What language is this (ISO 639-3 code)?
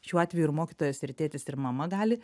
lit